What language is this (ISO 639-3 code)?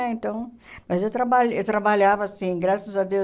por